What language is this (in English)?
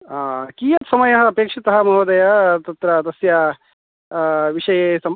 Sanskrit